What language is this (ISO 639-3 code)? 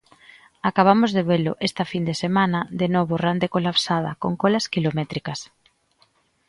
glg